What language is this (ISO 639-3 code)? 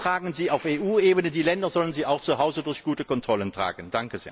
deu